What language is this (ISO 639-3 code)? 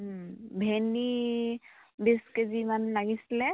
asm